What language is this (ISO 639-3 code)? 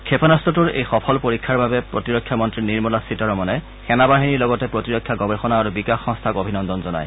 asm